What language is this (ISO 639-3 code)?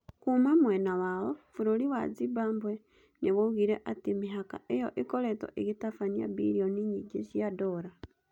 kik